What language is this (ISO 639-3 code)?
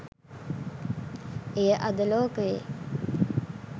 sin